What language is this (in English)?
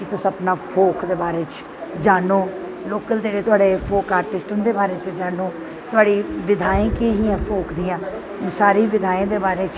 Dogri